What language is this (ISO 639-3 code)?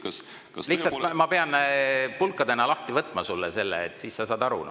est